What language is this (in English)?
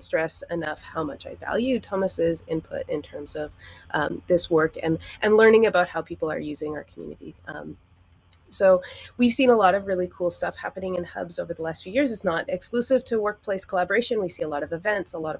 English